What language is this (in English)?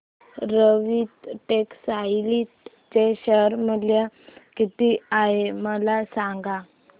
Marathi